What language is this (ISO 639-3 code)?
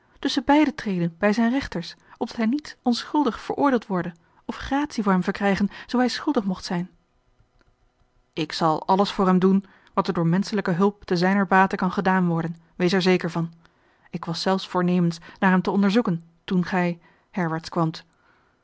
nld